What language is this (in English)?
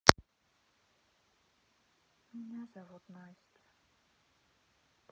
Russian